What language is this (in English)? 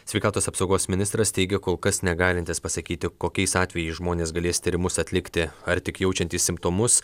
Lithuanian